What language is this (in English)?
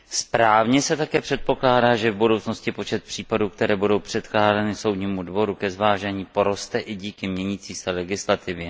Czech